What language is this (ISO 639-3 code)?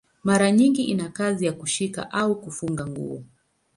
swa